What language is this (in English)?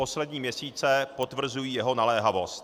Czech